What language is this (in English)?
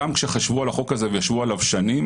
Hebrew